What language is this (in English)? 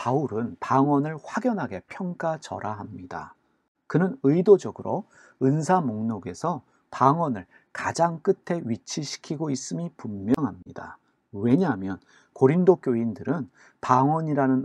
Korean